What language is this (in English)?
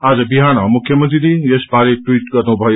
Nepali